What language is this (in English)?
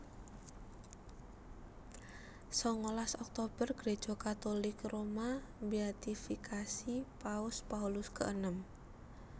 Javanese